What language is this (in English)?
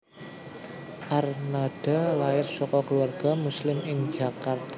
Javanese